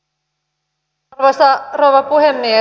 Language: Finnish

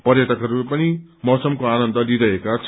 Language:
Nepali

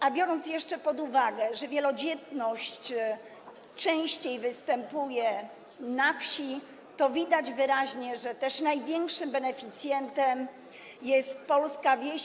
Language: Polish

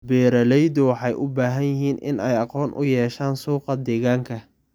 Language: Somali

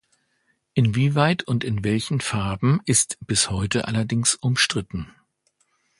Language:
German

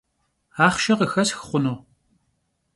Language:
Kabardian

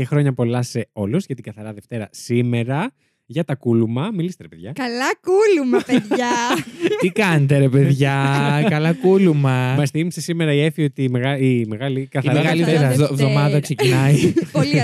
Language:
Greek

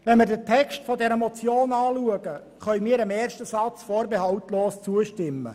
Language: Swiss German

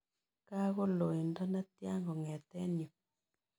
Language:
Kalenjin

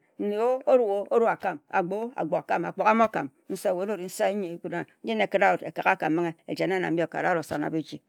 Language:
Ejagham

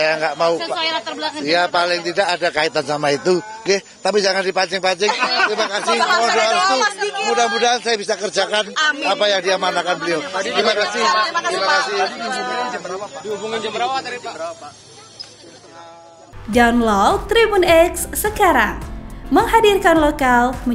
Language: Indonesian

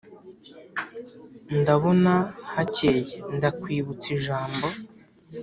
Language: Kinyarwanda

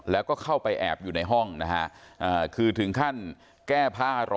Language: Thai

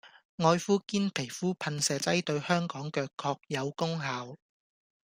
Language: Cantonese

